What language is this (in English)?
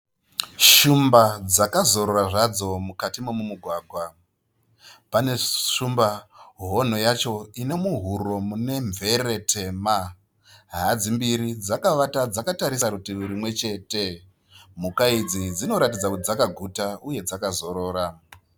Shona